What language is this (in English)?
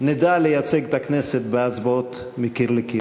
Hebrew